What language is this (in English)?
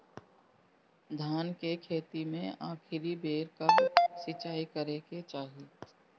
Bhojpuri